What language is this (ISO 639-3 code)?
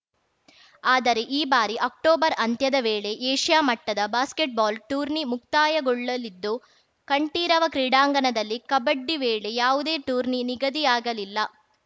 kan